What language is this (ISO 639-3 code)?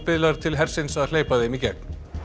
isl